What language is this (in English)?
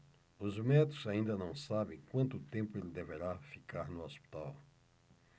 Portuguese